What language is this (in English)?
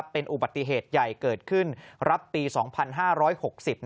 Thai